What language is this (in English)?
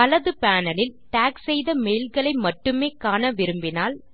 Tamil